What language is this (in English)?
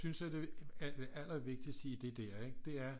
Danish